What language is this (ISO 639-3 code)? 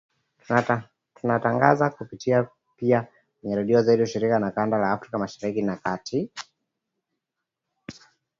swa